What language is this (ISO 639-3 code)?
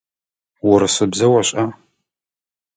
ady